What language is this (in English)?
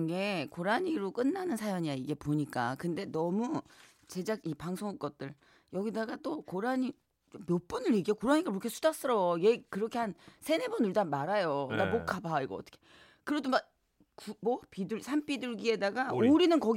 Korean